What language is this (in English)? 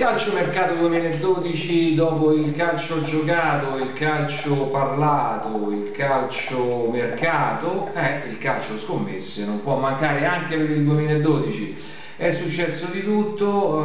Italian